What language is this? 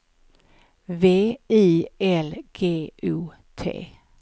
Swedish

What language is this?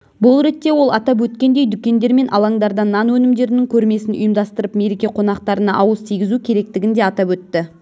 Kazakh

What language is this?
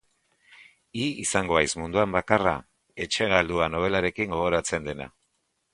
Basque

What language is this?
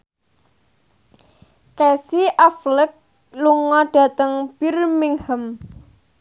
Javanese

